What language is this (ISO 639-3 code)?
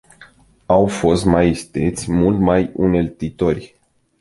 ron